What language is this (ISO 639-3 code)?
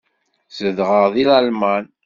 kab